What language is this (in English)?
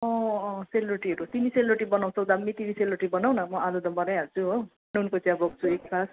Nepali